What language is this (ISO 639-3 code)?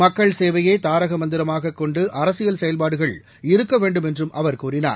tam